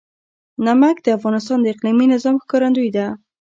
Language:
Pashto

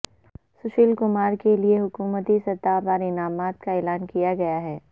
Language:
Urdu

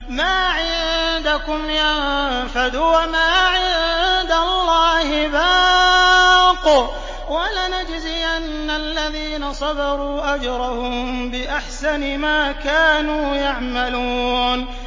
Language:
Arabic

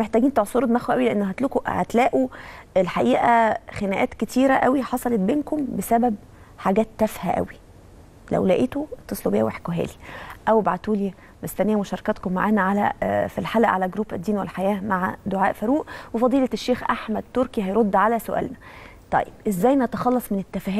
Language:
Arabic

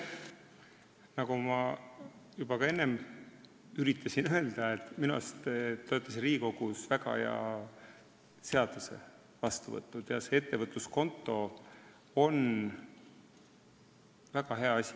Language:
Estonian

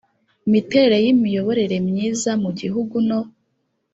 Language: Kinyarwanda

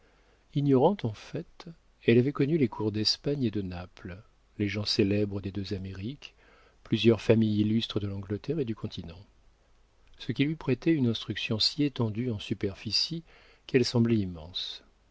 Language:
French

